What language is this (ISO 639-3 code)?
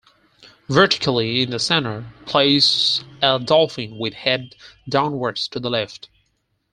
eng